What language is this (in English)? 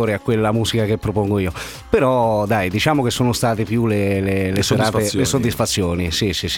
Italian